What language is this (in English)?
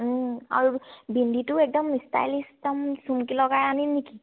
Assamese